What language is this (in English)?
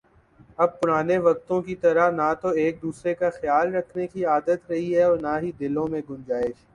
Urdu